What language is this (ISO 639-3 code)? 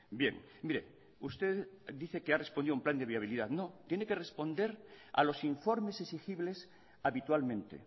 spa